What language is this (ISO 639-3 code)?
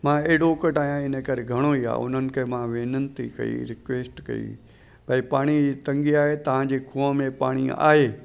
snd